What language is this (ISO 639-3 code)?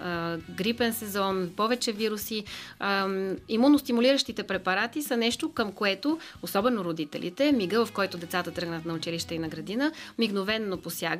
bul